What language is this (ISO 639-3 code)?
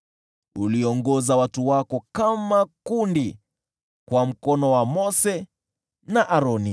swa